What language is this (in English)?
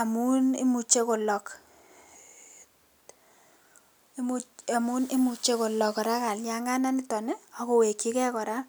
Kalenjin